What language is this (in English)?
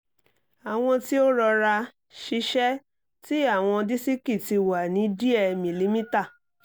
Yoruba